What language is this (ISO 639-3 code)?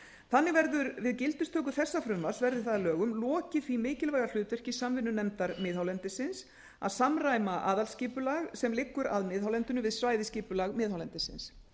isl